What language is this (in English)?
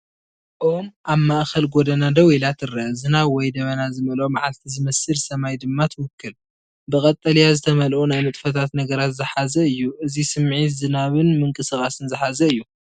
Tigrinya